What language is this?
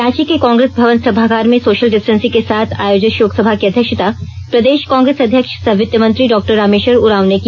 Hindi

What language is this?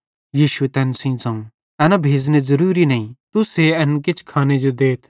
Bhadrawahi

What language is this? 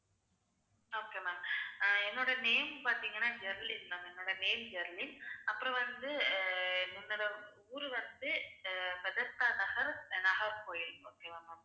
Tamil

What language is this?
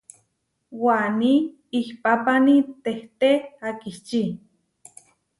Huarijio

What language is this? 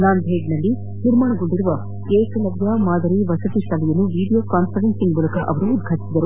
Kannada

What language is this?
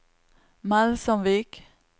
Norwegian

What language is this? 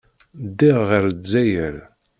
Kabyle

